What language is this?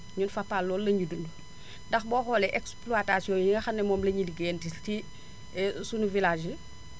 Wolof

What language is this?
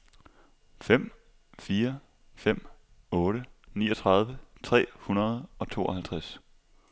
Danish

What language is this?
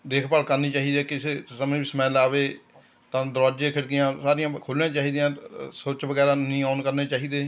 Punjabi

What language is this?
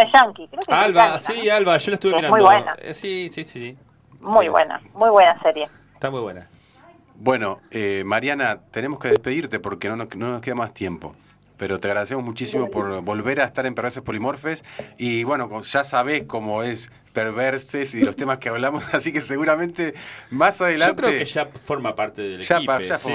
Spanish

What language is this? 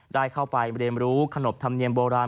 Thai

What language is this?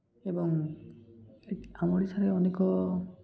Odia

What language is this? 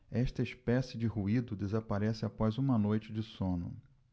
Portuguese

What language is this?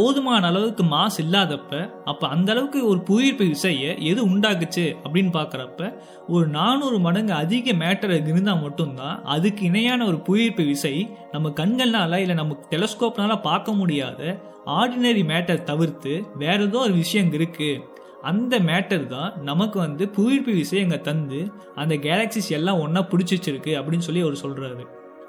Tamil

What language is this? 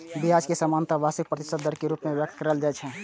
Maithili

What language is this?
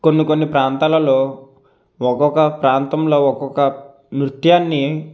Telugu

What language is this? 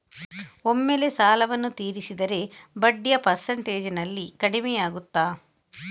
Kannada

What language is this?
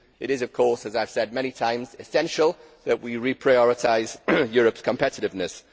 English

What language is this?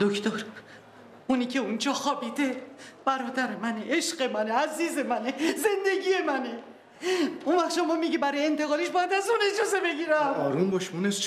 Persian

